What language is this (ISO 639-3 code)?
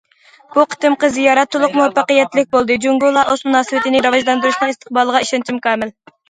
uig